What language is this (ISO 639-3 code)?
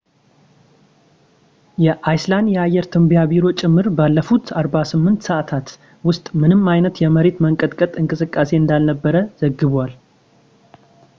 amh